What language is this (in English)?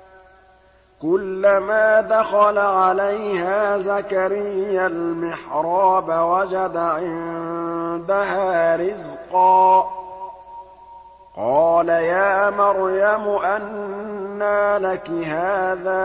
Arabic